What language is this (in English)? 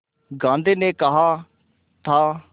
Hindi